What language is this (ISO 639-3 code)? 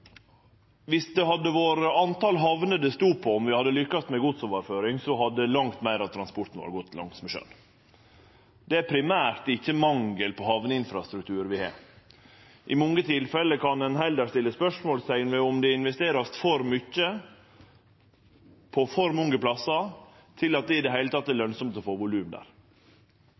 nno